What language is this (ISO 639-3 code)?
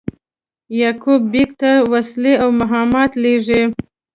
pus